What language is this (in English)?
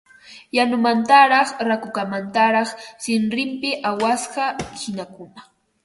Ambo-Pasco Quechua